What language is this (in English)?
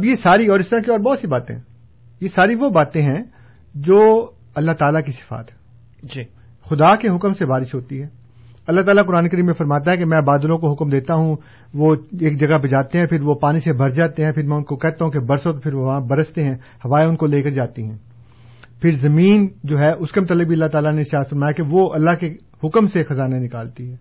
Urdu